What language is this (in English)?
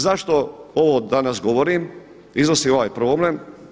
Croatian